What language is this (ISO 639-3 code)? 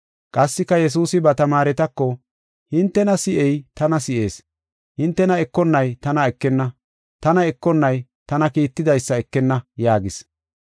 gof